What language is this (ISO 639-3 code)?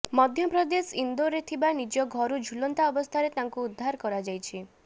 ori